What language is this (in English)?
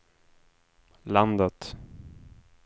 Swedish